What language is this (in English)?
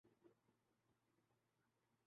Urdu